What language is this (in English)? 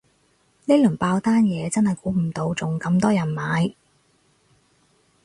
Cantonese